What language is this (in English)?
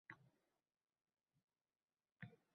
Uzbek